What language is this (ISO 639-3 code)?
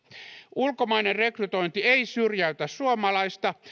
fin